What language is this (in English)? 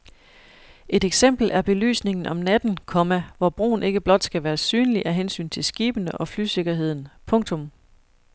Danish